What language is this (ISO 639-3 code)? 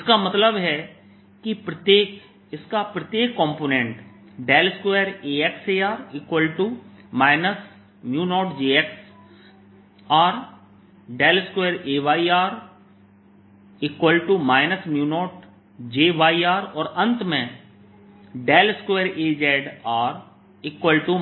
hin